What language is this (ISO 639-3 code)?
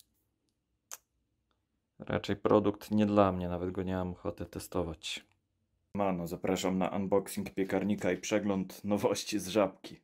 pol